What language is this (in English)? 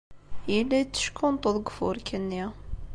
Kabyle